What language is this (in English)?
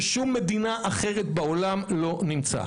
Hebrew